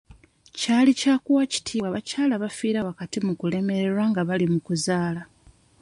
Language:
Ganda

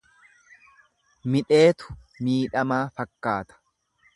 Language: Oromo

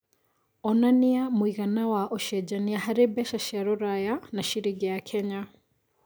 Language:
Kikuyu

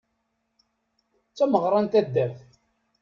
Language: Kabyle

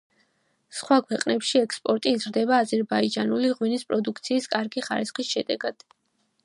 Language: Georgian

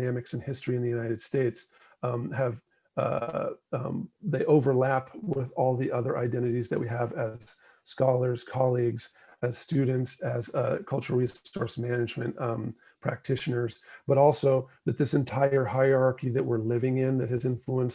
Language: English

